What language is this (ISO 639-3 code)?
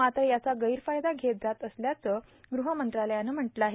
mar